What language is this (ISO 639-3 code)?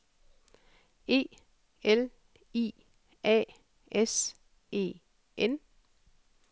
dan